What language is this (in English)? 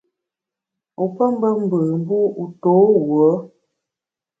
Bamun